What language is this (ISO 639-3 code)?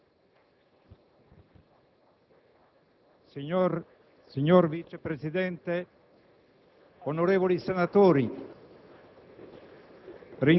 ita